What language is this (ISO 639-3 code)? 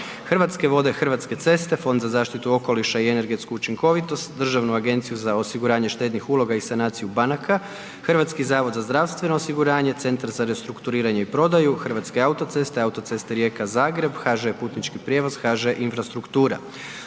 hrv